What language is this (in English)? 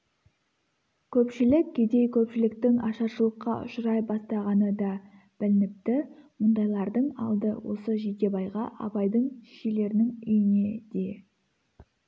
Kazakh